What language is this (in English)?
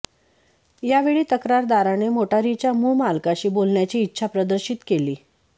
Marathi